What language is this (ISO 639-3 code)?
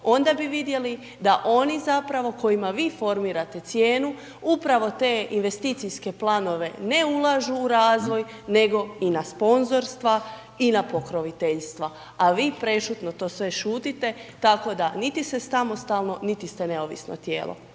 hrv